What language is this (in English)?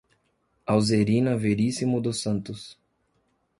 Portuguese